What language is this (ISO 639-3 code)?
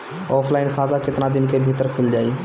bho